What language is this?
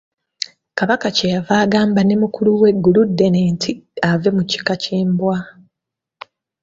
Ganda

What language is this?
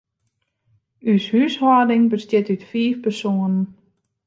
Western Frisian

